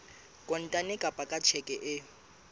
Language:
Southern Sotho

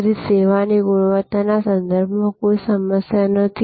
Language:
Gujarati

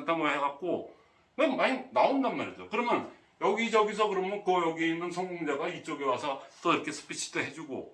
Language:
Korean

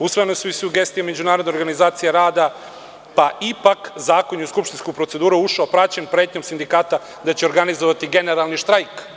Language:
Serbian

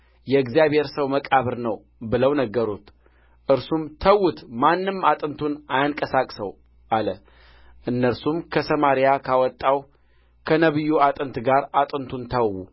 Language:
Amharic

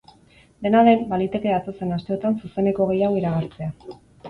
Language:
Basque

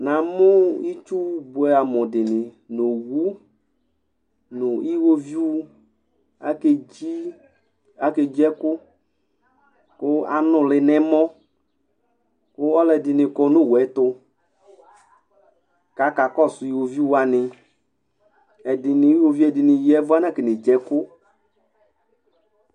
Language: Ikposo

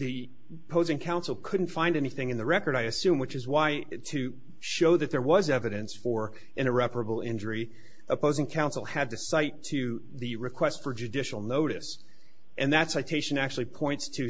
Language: English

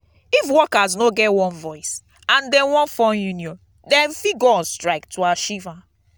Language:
Nigerian Pidgin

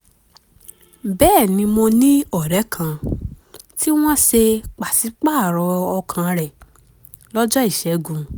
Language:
Yoruba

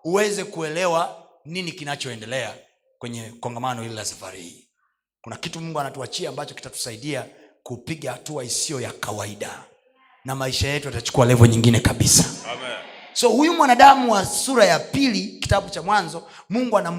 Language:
Swahili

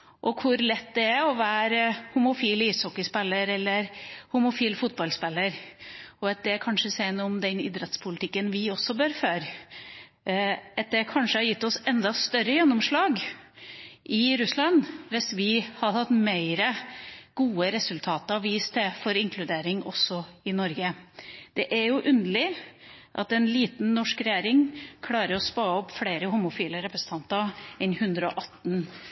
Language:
Norwegian Bokmål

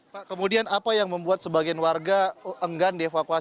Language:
Indonesian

